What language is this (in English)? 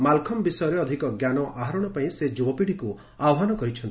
Odia